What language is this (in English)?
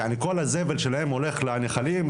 Hebrew